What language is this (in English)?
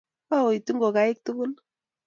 Kalenjin